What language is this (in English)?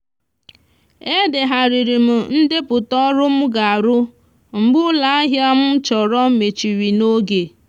Igbo